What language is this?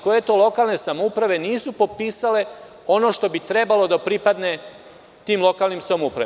Serbian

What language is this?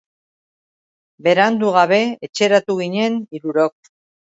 Basque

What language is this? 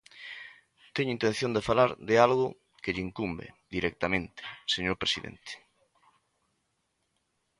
Galician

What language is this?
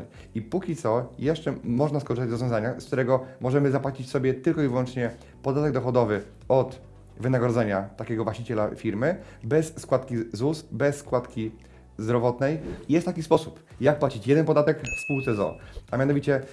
Polish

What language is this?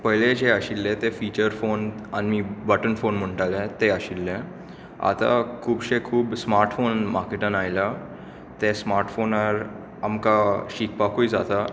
Konkani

